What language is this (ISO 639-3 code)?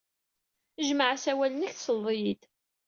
kab